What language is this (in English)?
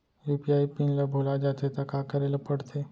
Chhattisgarhi